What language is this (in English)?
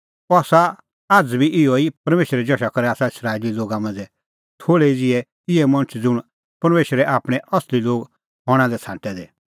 Kullu Pahari